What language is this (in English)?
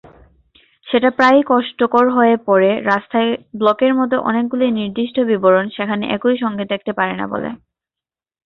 Bangla